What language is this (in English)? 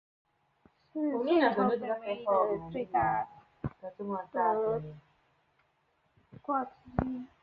Chinese